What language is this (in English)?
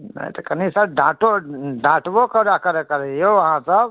Maithili